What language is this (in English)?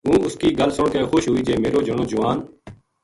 Gujari